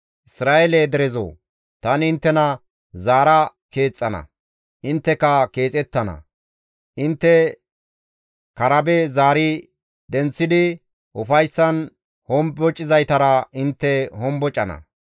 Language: Gamo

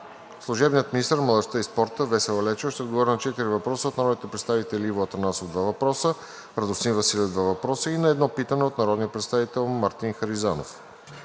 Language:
Bulgarian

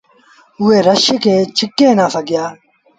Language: Sindhi Bhil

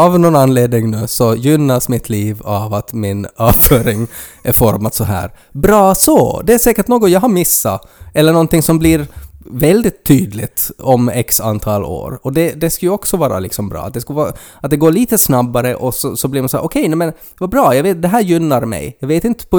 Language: Swedish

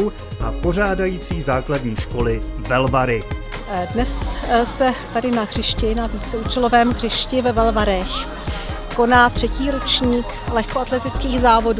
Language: Czech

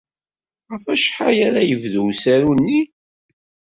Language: Kabyle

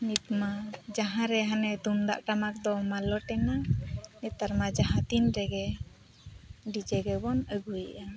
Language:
Santali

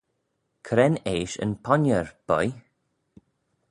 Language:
Manx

